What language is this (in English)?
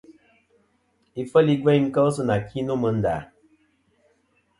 Kom